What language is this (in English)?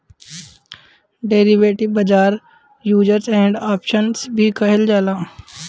Bhojpuri